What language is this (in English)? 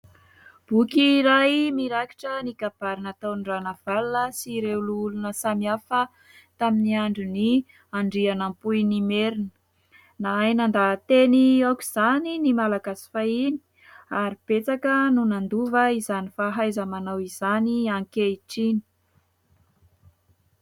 Malagasy